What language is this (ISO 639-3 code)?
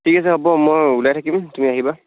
asm